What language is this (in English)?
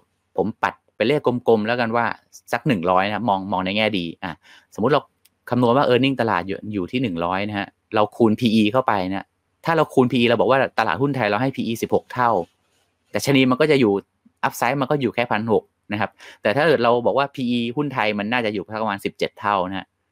Thai